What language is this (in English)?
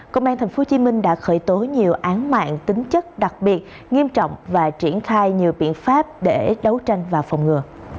Vietnamese